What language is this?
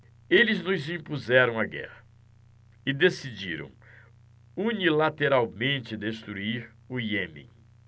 Portuguese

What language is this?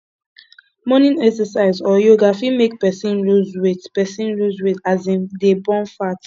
Nigerian Pidgin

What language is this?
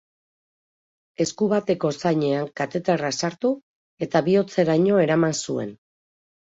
Basque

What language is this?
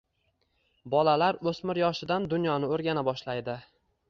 Uzbek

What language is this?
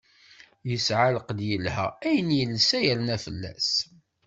Kabyle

